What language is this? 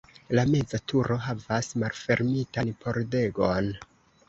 Esperanto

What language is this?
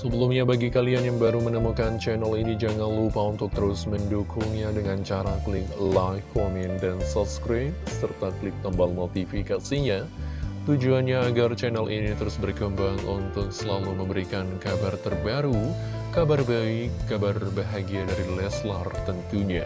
Indonesian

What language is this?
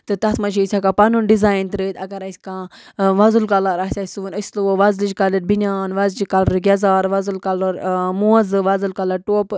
Kashmiri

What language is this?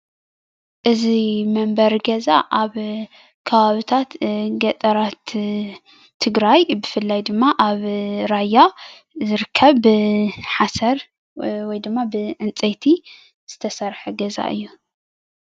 Tigrinya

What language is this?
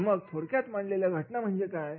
Marathi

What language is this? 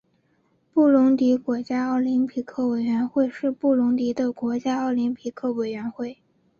Chinese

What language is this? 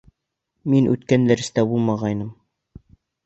Bashkir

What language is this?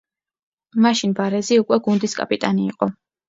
Georgian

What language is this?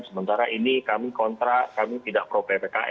Indonesian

